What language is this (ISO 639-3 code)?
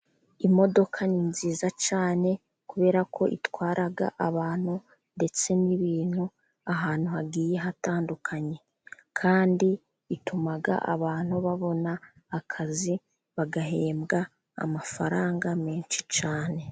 kin